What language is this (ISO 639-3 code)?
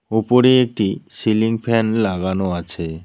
ben